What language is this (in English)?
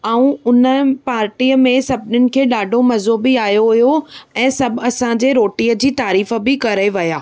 Sindhi